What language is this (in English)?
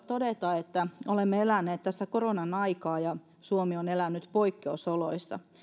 Finnish